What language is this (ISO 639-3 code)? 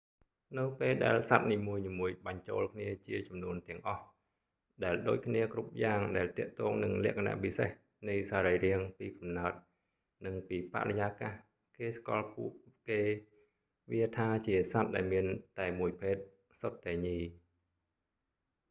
khm